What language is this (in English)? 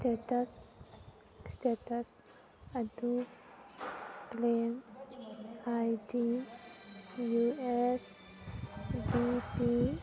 Manipuri